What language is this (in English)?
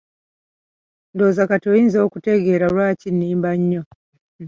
Ganda